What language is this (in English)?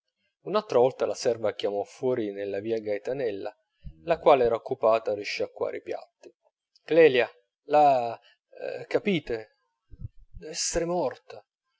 Italian